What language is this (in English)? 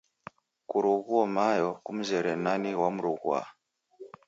Taita